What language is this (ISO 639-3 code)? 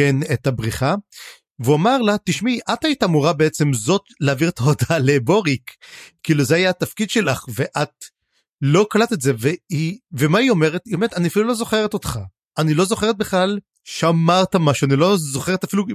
heb